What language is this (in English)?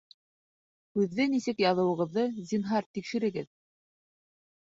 Bashkir